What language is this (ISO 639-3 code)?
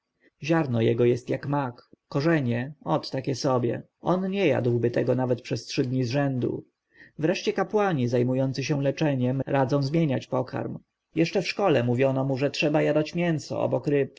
pol